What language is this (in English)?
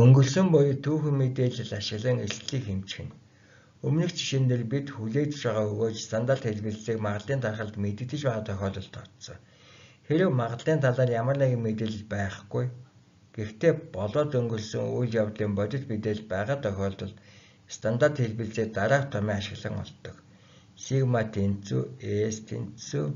Turkish